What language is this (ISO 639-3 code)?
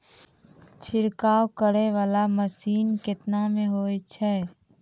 mai